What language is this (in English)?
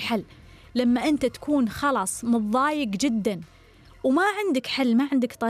Arabic